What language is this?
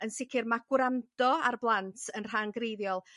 Welsh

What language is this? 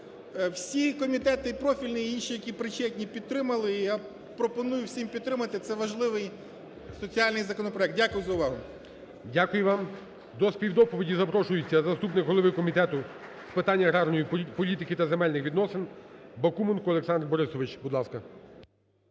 Ukrainian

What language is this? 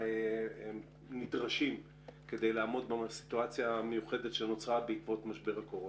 Hebrew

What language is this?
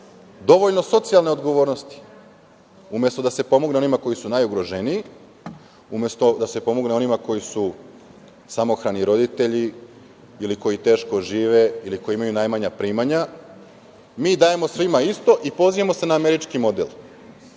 Serbian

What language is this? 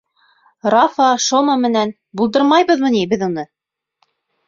Bashkir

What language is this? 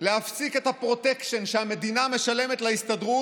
Hebrew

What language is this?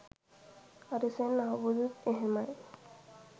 Sinhala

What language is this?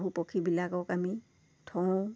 Assamese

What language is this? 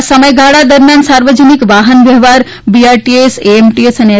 Gujarati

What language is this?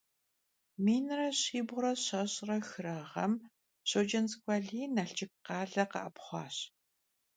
Kabardian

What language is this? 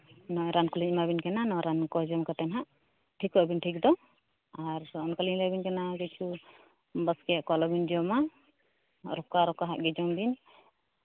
Santali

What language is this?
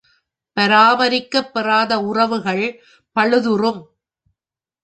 Tamil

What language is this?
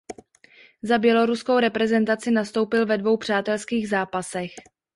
Czech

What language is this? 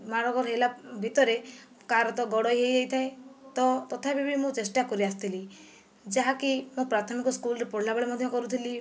Odia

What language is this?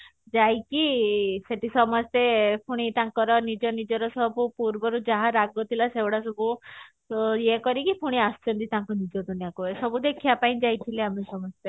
Odia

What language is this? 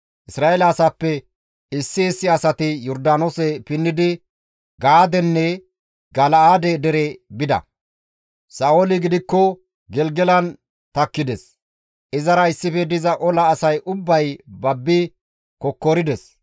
Gamo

